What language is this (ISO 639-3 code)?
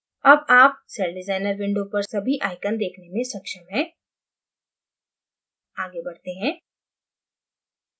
hin